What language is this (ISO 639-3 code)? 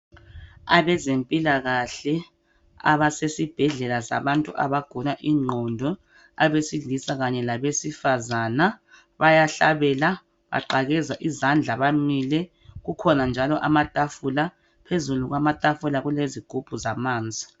nde